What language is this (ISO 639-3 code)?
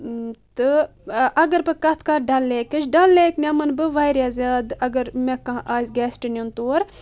kas